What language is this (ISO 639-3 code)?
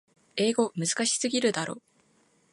jpn